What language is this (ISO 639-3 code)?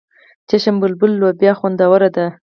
pus